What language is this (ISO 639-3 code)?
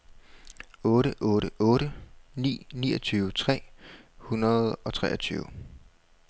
dan